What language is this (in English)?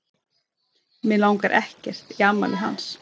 Icelandic